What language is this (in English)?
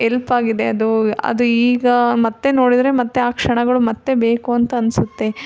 Kannada